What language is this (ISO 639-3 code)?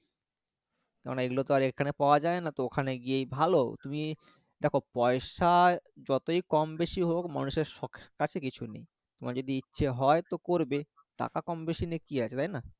ben